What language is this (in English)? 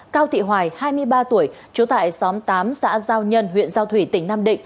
Vietnamese